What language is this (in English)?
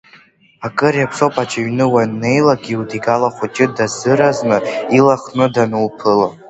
Abkhazian